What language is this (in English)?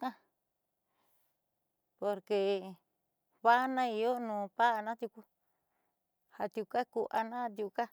Southeastern Nochixtlán Mixtec